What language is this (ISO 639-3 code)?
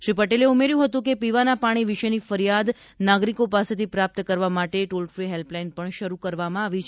guj